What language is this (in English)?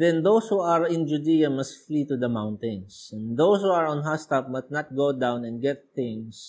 Filipino